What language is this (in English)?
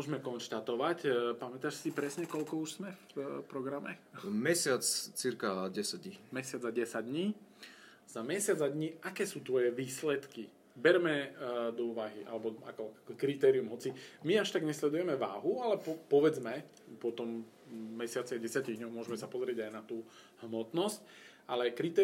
Slovak